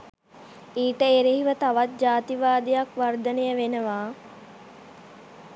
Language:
Sinhala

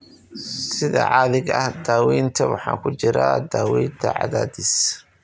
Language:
Somali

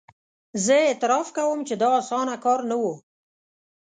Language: Pashto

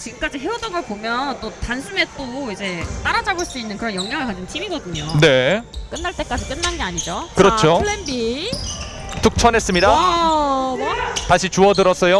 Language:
Korean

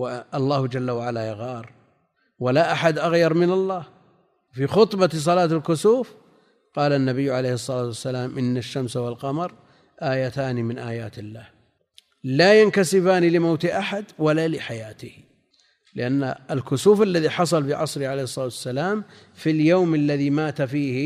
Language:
Arabic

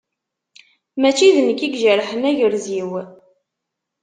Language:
Kabyle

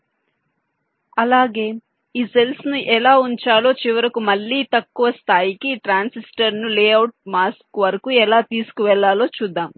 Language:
Telugu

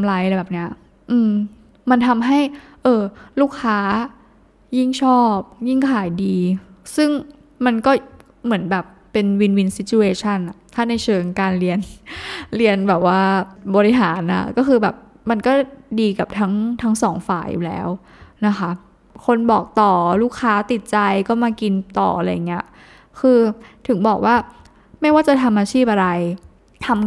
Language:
Thai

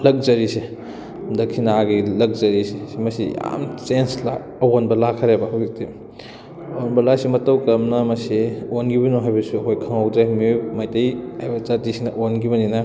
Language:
Manipuri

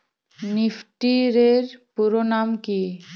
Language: Bangla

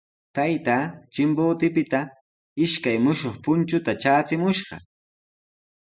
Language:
Sihuas Ancash Quechua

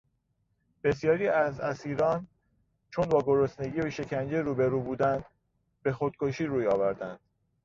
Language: Persian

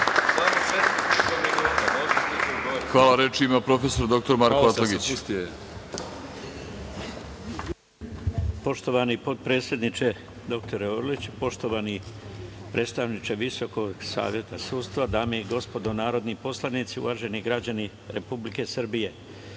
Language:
Serbian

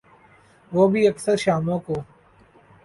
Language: Urdu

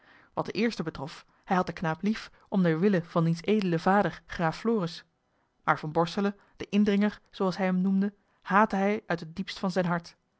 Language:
Dutch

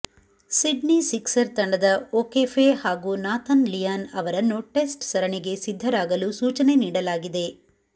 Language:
Kannada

